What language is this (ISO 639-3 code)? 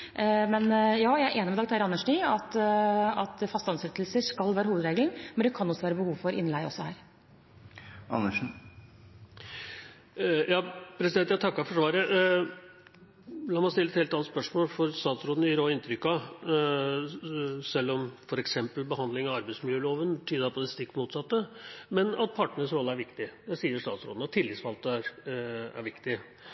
nob